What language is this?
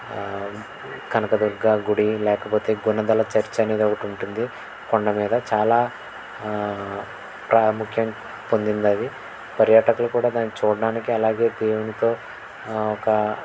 Telugu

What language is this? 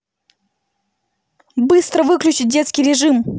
Russian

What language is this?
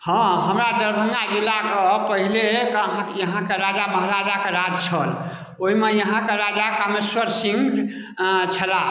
Maithili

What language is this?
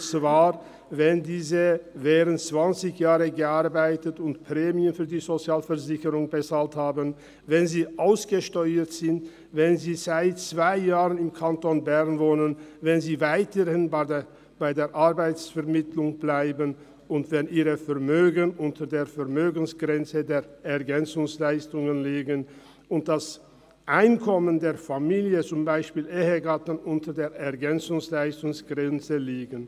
Swiss German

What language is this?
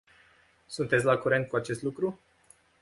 Romanian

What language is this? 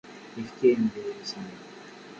Kabyle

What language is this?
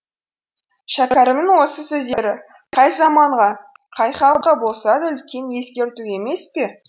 Kazakh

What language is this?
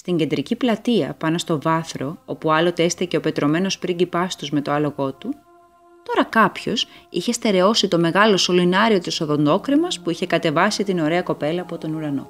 Greek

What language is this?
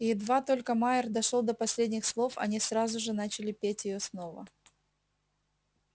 Russian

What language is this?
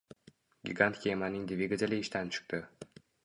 Uzbek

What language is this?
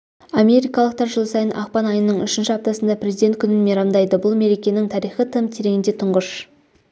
Kazakh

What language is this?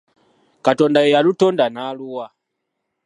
Ganda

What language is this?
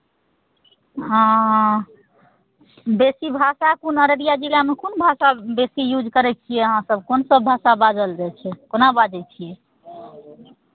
Maithili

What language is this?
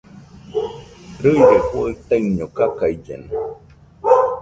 Nüpode Huitoto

